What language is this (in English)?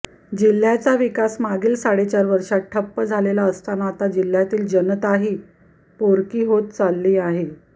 Marathi